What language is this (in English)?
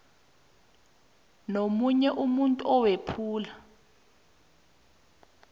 South Ndebele